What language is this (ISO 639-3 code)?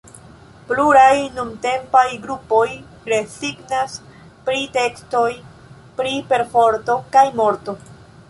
epo